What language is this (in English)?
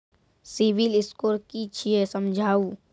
Maithili